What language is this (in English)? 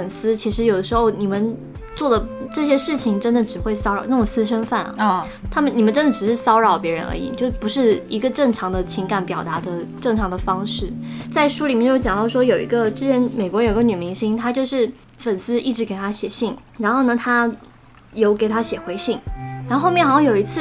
Chinese